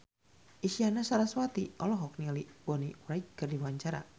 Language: Sundanese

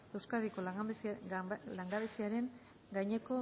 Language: Basque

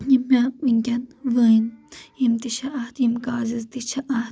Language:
Kashmiri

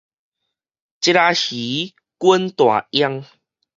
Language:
Min Nan Chinese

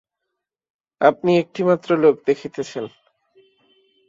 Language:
Bangla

